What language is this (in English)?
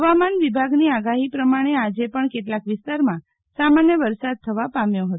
Gujarati